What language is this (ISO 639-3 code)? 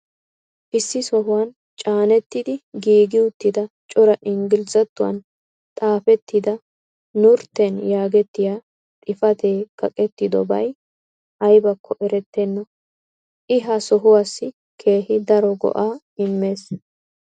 wal